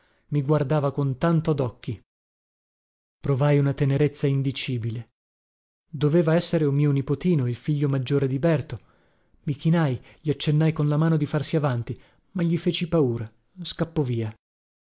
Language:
Italian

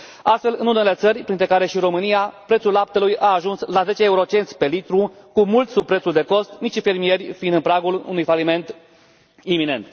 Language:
Romanian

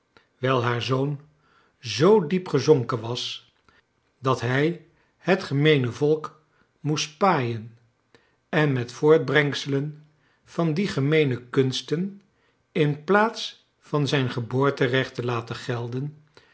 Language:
Dutch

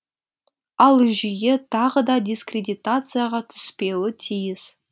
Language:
Kazakh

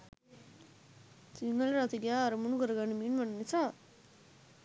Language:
Sinhala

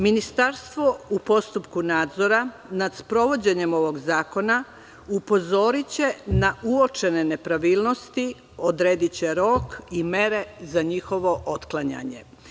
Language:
Serbian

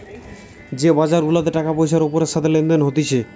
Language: Bangla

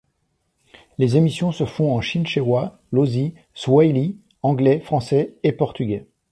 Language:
French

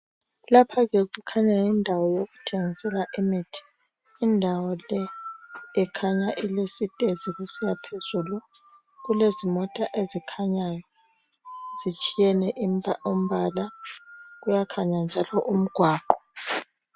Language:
North Ndebele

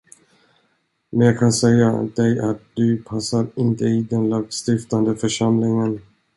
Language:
Swedish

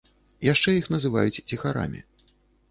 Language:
Belarusian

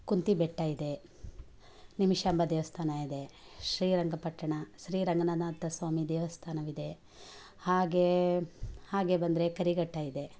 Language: Kannada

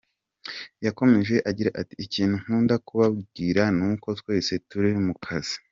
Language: Kinyarwanda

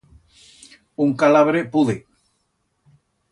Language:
Aragonese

